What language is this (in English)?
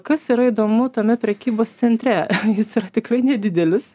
Lithuanian